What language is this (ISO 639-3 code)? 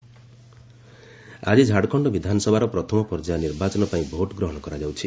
ori